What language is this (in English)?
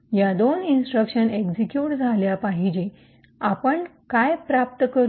Marathi